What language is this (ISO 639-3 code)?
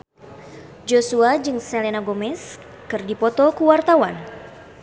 sun